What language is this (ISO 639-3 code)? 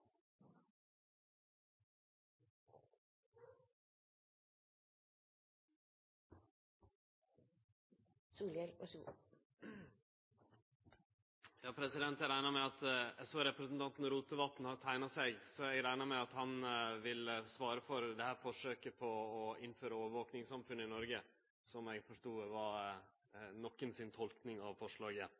nno